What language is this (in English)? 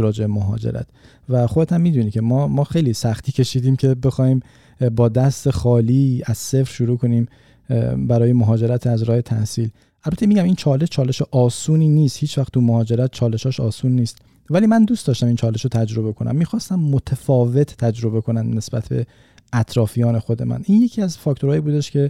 Persian